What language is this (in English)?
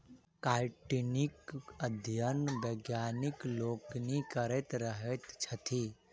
Maithili